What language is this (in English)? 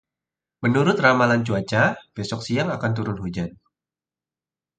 Indonesian